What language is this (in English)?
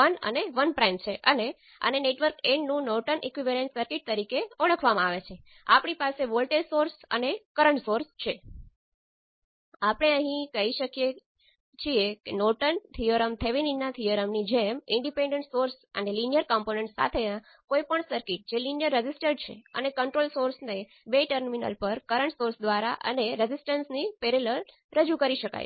Gujarati